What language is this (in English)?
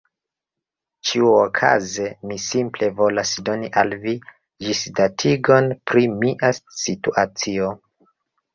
Esperanto